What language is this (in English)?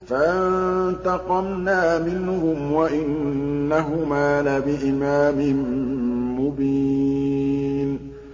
Arabic